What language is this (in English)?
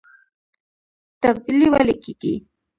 Pashto